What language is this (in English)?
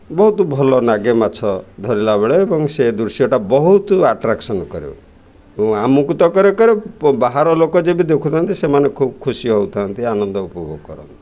Odia